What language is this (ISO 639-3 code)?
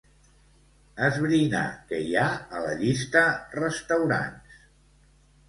cat